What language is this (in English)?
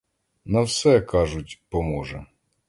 Ukrainian